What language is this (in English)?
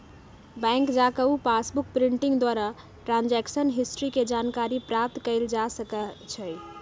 Magahi